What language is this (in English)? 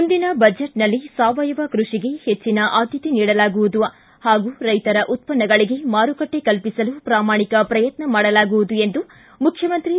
Kannada